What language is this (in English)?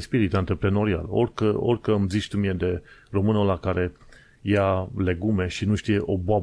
Romanian